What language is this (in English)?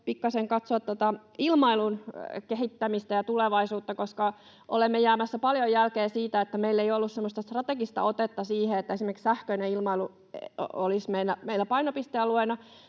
Finnish